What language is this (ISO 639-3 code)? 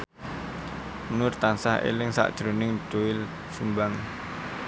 jav